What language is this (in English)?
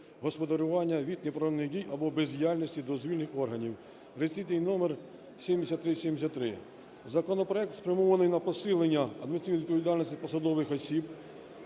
Ukrainian